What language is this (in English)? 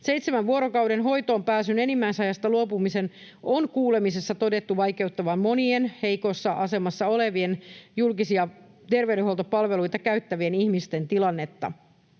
Finnish